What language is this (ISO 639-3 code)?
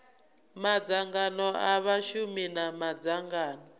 ven